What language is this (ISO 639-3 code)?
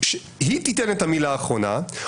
heb